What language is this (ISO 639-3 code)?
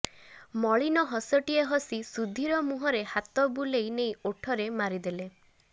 ori